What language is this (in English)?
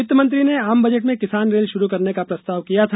Hindi